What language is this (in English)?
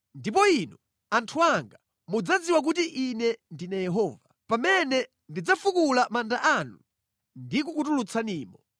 Nyanja